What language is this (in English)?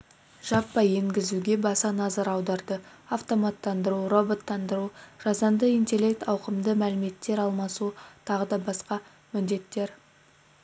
Kazakh